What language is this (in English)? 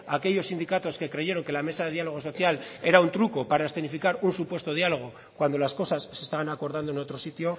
Spanish